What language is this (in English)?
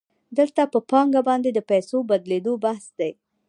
Pashto